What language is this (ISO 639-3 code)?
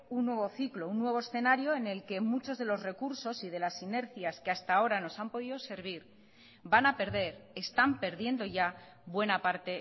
spa